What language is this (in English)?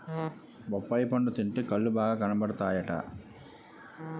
Telugu